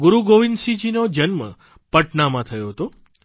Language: Gujarati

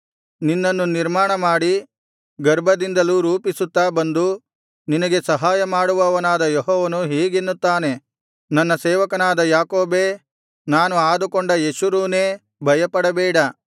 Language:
Kannada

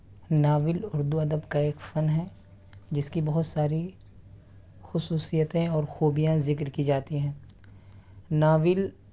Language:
Urdu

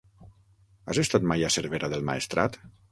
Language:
Catalan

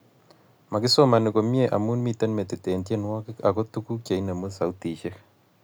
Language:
Kalenjin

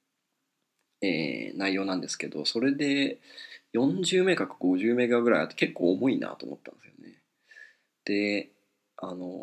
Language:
Japanese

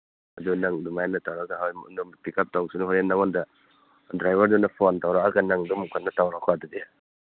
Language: Manipuri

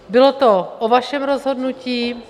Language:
Czech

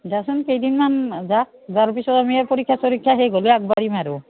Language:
Assamese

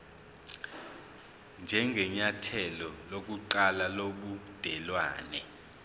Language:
Zulu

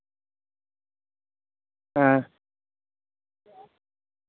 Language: Santali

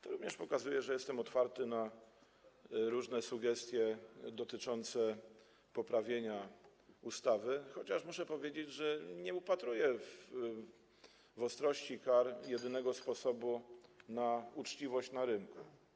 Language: Polish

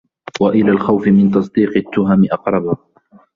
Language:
Arabic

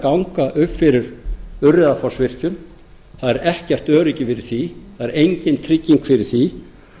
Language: Icelandic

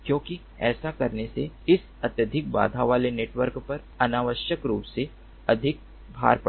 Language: Hindi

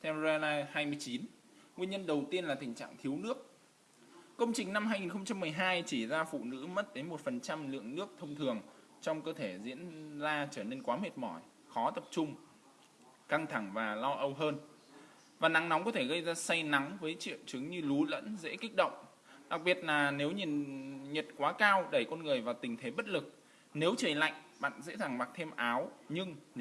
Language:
Vietnamese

